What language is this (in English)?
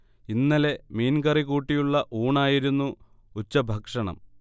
Malayalam